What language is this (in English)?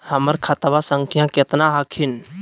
Magahi